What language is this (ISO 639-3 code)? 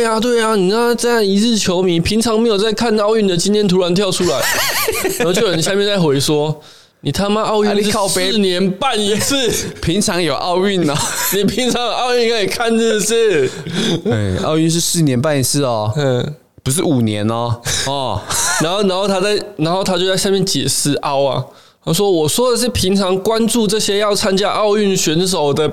zho